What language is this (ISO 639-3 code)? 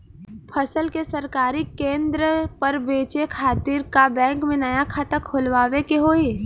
bho